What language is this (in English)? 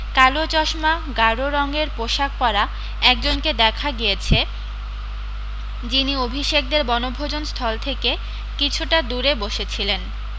Bangla